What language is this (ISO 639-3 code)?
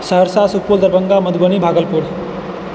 mai